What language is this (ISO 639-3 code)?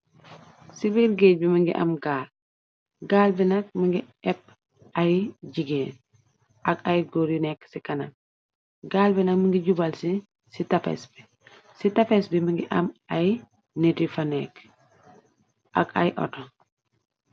wol